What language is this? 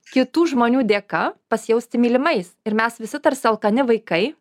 Lithuanian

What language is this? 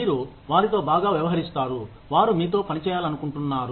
Telugu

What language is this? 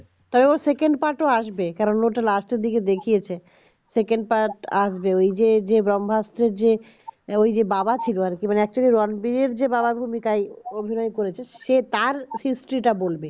Bangla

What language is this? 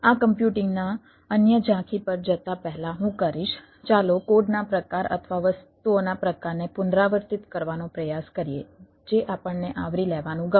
Gujarati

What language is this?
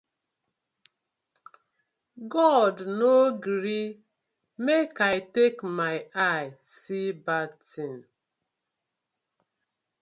Nigerian Pidgin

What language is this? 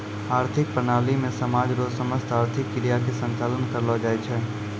Maithili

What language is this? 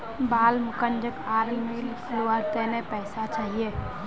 Magahi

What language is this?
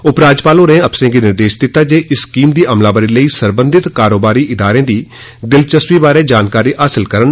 Dogri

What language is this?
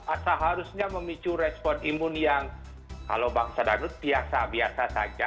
Indonesian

